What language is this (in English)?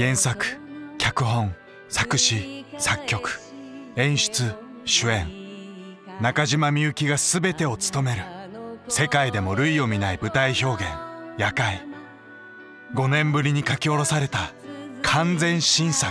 Japanese